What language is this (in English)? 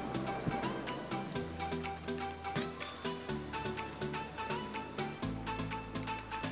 Filipino